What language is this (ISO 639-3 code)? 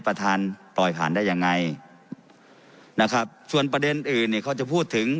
tha